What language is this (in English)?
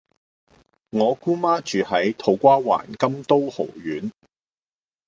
Cantonese